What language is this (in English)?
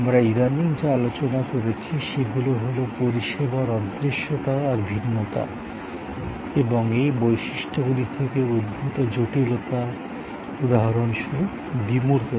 Bangla